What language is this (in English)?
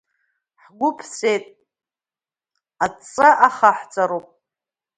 Abkhazian